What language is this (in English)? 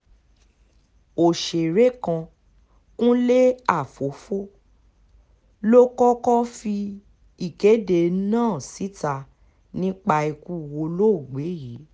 Yoruba